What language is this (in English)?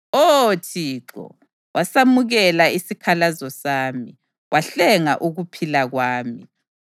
North Ndebele